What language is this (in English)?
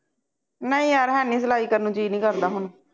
Punjabi